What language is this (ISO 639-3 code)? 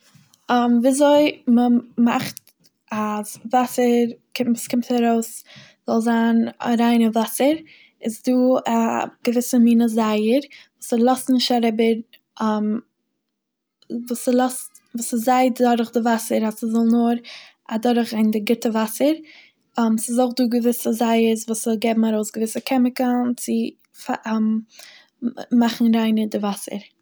yid